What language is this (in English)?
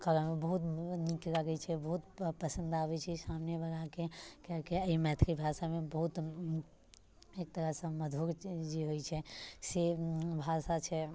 Maithili